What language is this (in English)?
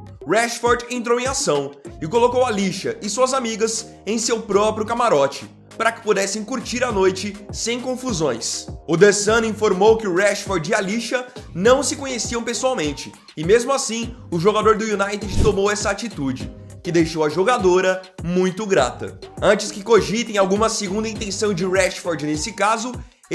Portuguese